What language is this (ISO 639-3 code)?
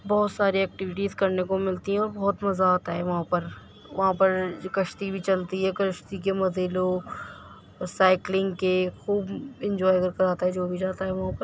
urd